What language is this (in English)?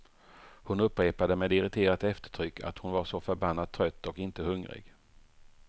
Swedish